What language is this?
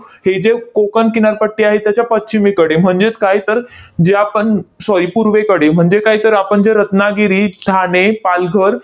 Marathi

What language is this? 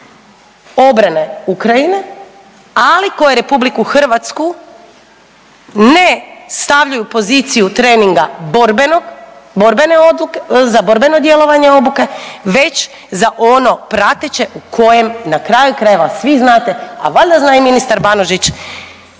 Croatian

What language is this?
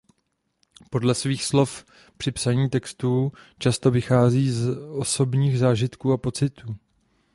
Czech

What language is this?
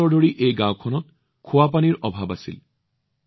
Assamese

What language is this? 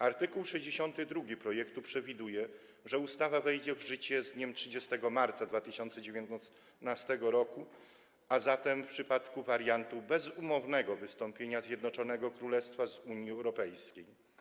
Polish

